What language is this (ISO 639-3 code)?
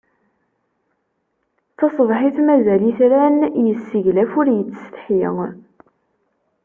kab